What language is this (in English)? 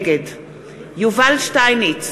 Hebrew